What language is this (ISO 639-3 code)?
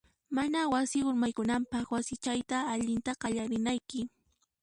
qxp